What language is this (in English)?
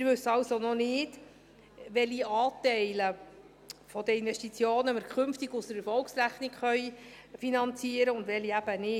Swiss German